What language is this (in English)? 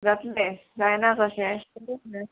Konkani